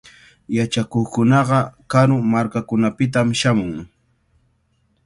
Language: Cajatambo North Lima Quechua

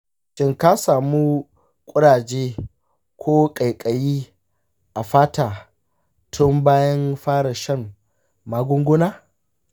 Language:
Hausa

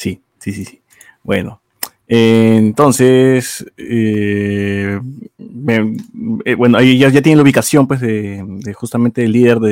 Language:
Spanish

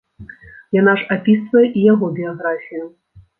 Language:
Belarusian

